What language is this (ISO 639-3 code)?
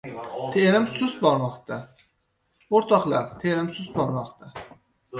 uzb